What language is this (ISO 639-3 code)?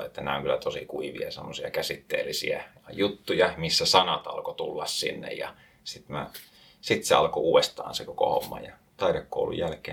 fin